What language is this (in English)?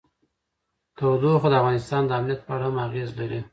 Pashto